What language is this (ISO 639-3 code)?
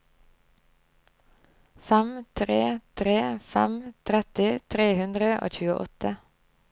nor